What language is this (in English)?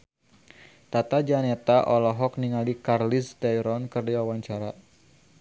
Sundanese